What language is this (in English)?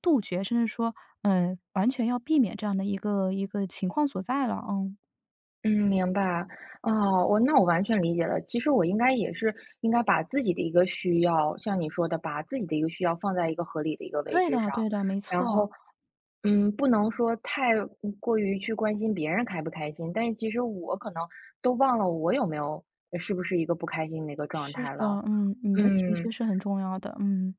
Chinese